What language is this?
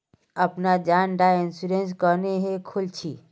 Magahi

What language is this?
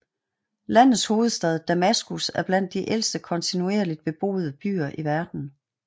Danish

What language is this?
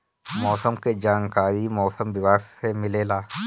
Bhojpuri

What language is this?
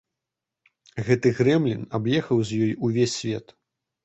Belarusian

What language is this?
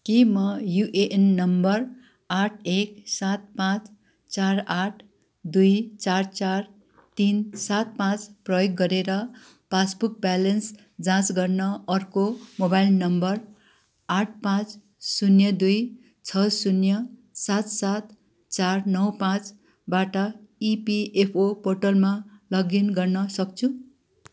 Nepali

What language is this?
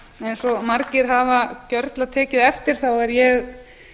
Icelandic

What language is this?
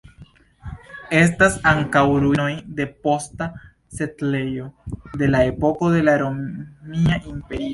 Esperanto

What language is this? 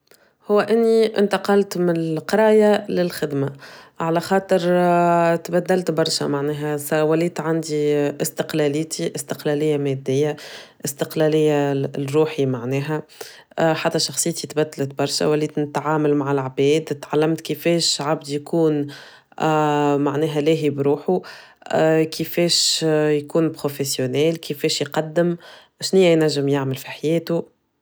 Tunisian Arabic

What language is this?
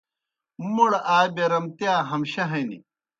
Kohistani Shina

